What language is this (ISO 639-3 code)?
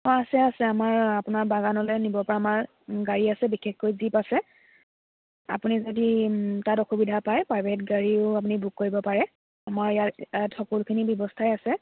asm